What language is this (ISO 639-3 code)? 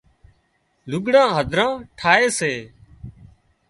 kxp